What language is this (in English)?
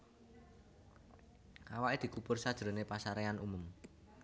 Javanese